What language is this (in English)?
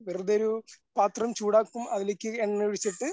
Malayalam